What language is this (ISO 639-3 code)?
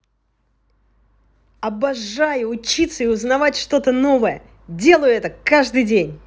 rus